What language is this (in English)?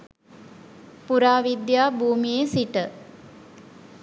Sinhala